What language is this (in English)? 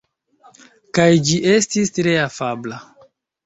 Esperanto